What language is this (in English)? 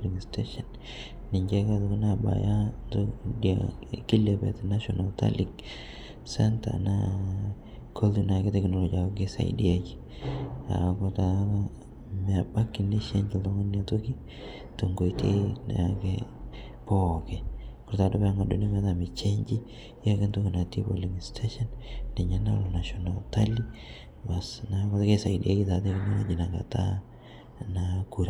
Masai